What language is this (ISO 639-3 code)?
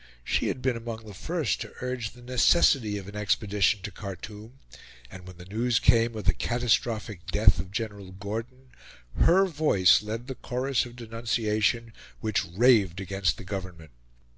eng